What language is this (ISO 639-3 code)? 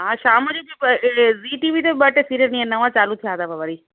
snd